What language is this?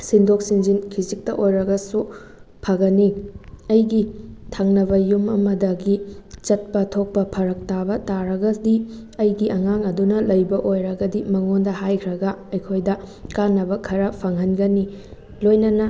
Manipuri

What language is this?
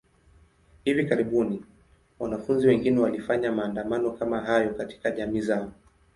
Swahili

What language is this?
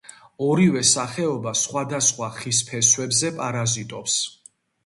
Georgian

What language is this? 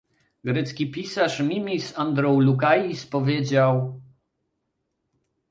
Polish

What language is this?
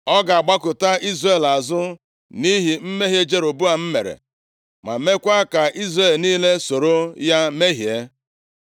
Igbo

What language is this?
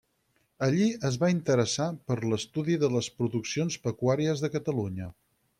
Catalan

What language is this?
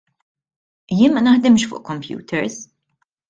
Maltese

